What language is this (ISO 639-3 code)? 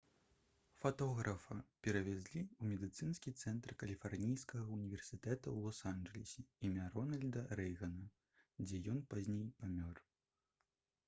bel